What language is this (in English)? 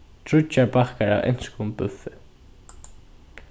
Faroese